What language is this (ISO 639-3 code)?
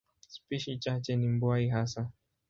swa